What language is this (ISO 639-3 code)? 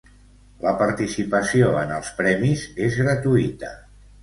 cat